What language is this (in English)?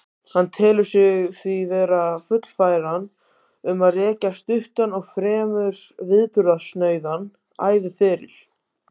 Icelandic